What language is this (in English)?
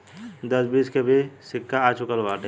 Bhojpuri